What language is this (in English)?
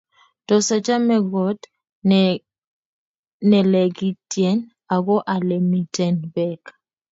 Kalenjin